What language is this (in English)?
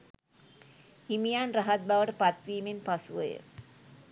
Sinhala